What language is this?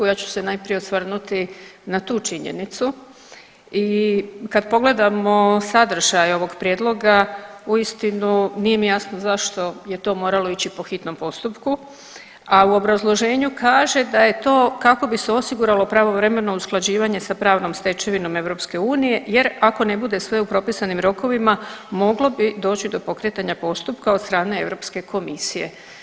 Croatian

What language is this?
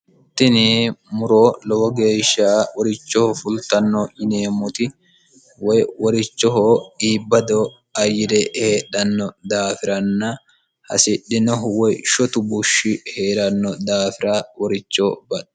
Sidamo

